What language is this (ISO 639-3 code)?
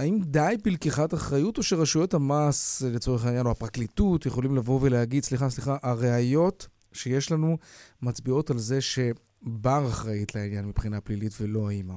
heb